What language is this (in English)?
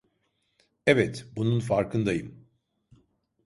Turkish